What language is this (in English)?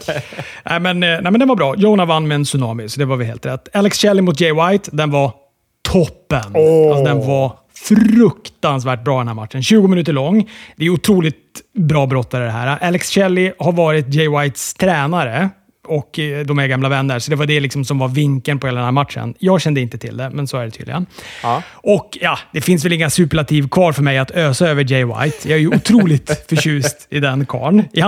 Swedish